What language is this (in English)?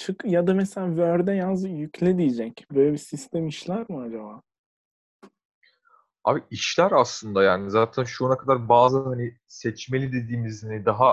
Turkish